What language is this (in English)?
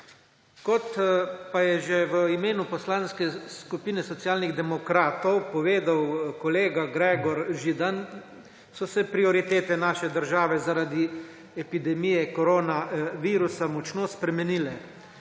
Slovenian